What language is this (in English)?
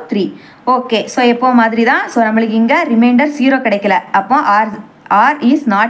Tamil